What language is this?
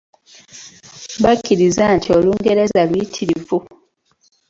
Ganda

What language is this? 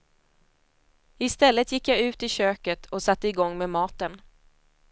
Swedish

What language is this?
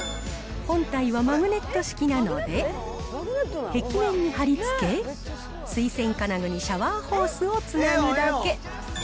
Japanese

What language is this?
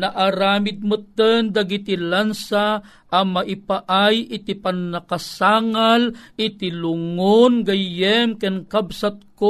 Filipino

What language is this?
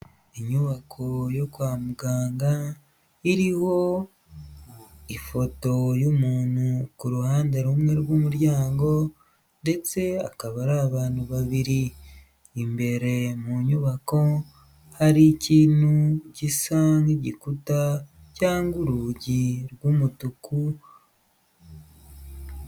Kinyarwanda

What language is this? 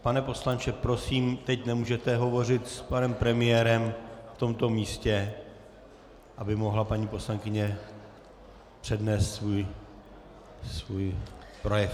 Czech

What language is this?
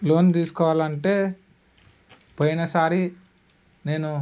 Telugu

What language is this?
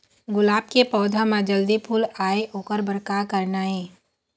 Chhattisgarhi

